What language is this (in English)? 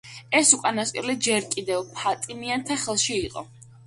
Georgian